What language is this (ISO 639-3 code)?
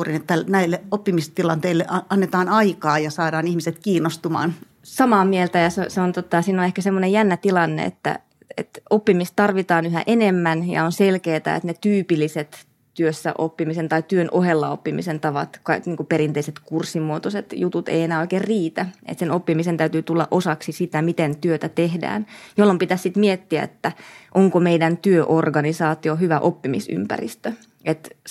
fin